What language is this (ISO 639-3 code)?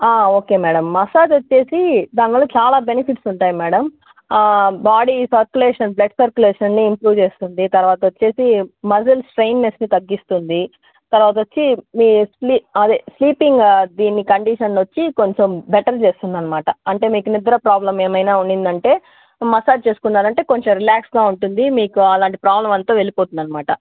tel